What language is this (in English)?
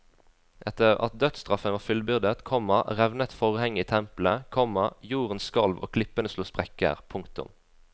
Norwegian